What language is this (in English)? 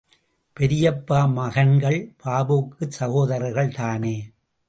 Tamil